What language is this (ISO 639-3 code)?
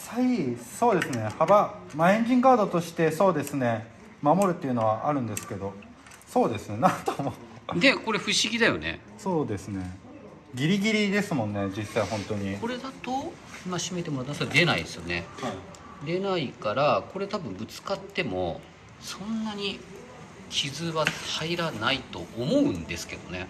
jpn